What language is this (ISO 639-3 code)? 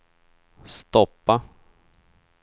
swe